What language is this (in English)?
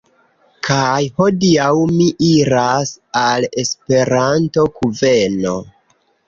Esperanto